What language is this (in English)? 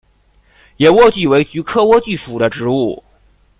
Chinese